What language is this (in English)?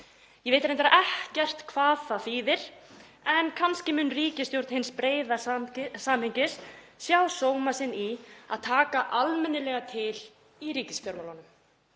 Icelandic